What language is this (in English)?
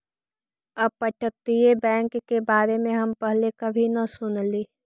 Magahi